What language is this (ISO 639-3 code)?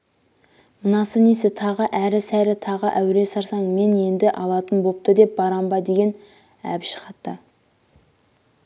kaz